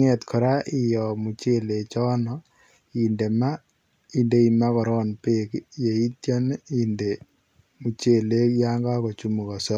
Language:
Kalenjin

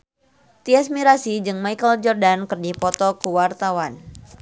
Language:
Sundanese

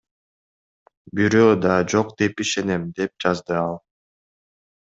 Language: Kyrgyz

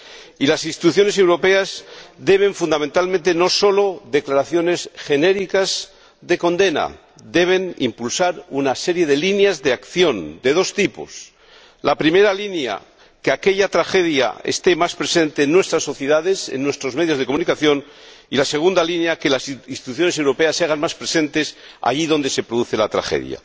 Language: Spanish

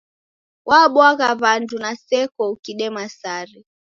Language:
Taita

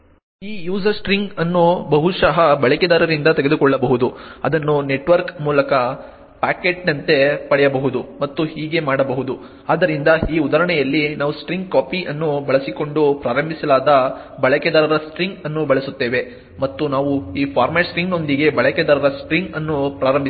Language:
Kannada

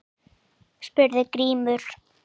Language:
Icelandic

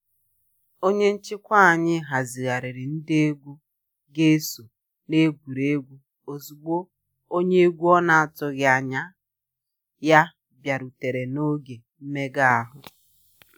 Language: Igbo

